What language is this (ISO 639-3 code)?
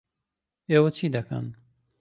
ckb